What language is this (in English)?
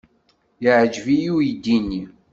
Kabyle